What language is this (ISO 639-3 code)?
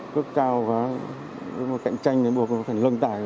vie